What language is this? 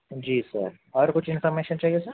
Urdu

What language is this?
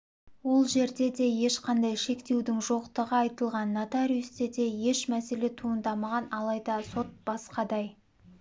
Kazakh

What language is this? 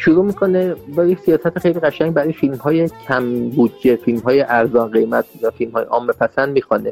Persian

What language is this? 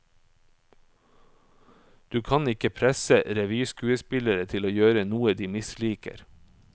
Norwegian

